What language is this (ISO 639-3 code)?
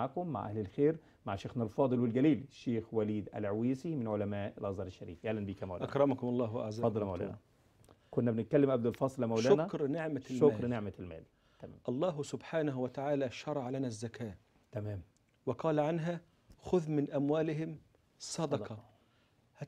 ara